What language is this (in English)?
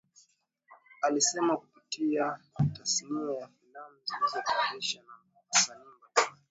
Swahili